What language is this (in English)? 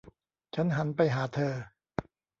Thai